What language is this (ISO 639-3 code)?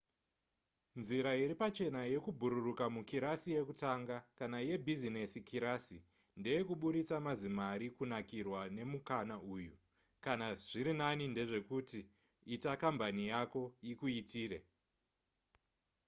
sna